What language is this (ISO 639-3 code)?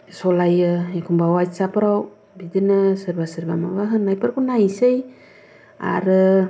brx